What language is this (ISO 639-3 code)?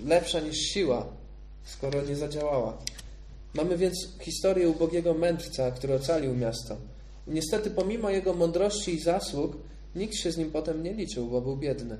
pol